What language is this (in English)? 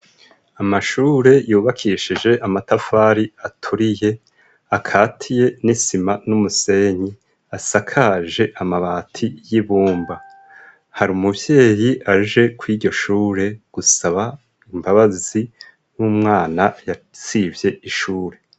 Rundi